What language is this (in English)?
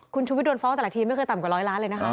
Thai